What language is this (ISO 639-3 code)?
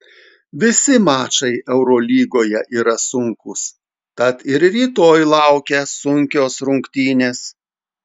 lit